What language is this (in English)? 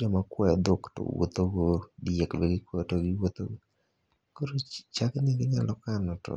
Luo (Kenya and Tanzania)